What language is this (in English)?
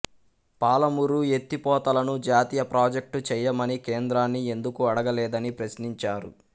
Telugu